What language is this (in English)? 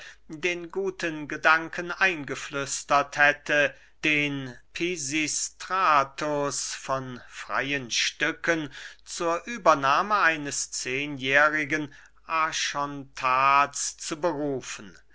German